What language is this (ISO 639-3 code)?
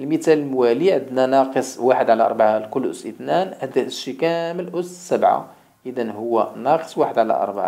ara